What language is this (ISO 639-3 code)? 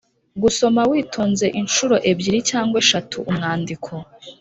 kin